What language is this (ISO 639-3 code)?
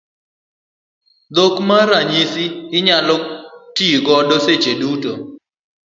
luo